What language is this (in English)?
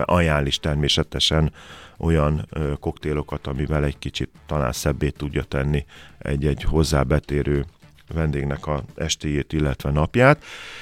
Hungarian